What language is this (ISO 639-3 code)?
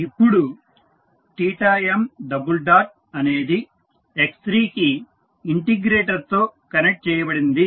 tel